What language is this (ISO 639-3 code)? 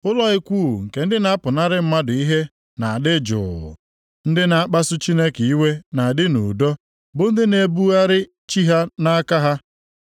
ibo